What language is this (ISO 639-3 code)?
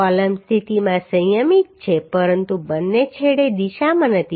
guj